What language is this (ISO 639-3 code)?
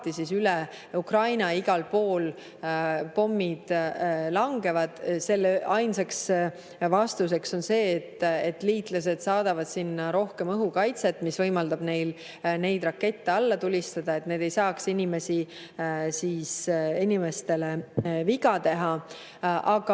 est